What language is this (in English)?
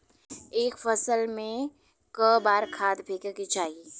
Bhojpuri